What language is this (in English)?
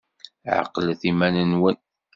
Kabyle